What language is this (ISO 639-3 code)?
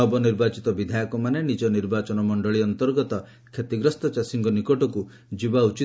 ori